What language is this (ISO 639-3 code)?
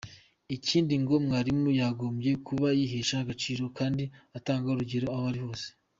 kin